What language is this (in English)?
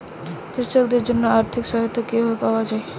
Bangla